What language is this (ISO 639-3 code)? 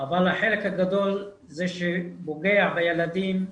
heb